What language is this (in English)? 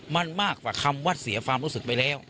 Thai